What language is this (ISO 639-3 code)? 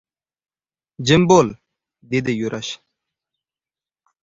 uzb